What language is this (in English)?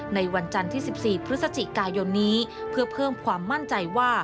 Thai